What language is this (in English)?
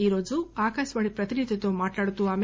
Telugu